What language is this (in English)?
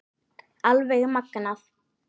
Icelandic